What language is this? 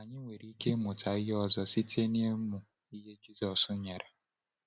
Igbo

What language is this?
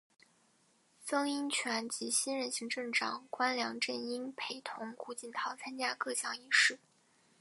Chinese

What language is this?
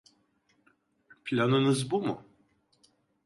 Turkish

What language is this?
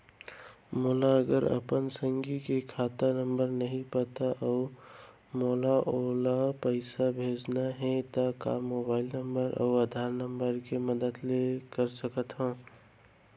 Chhattisgarhi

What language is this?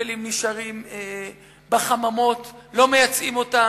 Hebrew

